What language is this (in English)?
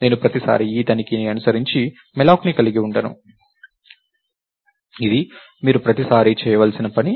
Telugu